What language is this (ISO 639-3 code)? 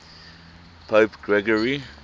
eng